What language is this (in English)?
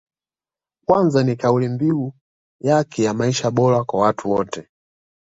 Swahili